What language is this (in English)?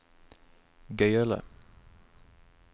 Norwegian